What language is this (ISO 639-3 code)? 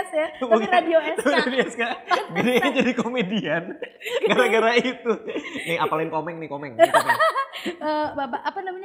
ind